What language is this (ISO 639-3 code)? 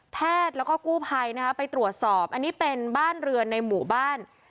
tha